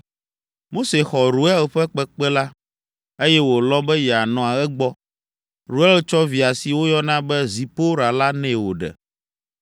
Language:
Ewe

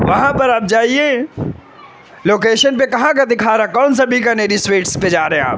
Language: Urdu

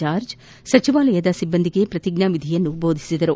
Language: Kannada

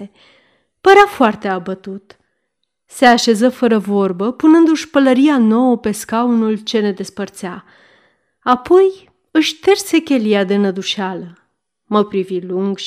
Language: Romanian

